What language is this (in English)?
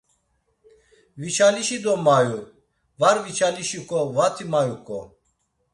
Laz